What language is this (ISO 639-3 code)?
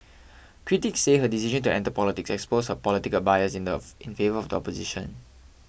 eng